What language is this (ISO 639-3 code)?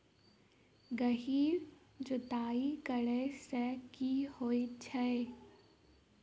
mai